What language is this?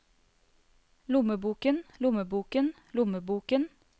Norwegian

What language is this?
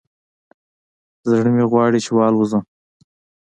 Pashto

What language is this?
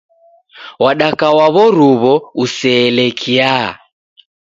Taita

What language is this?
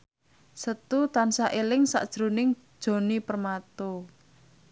Javanese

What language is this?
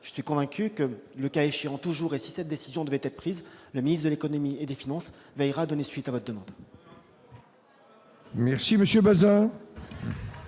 French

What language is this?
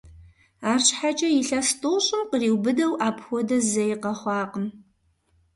Kabardian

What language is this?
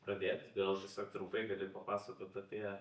Lithuanian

